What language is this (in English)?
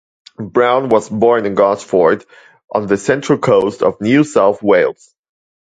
English